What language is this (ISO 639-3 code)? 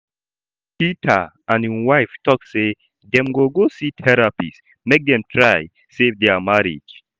pcm